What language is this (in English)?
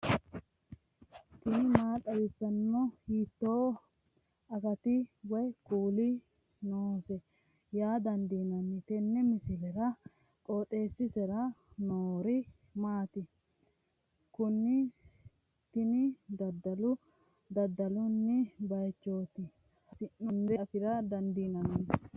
Sidamo